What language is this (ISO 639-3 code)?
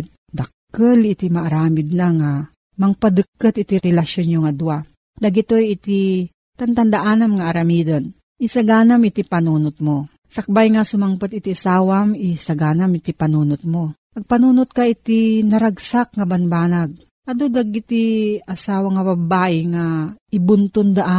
fil